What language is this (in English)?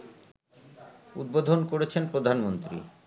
Bangla